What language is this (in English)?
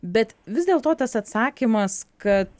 Lithuanian